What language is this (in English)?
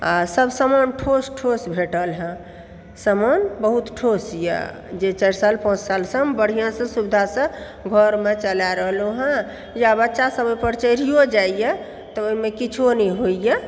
Maithili